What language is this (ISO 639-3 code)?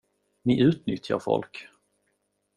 swe